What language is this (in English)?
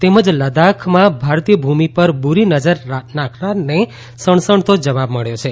Gujarati